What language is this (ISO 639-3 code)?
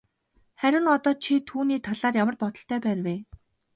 mon